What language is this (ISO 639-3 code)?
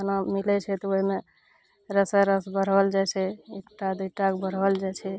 mai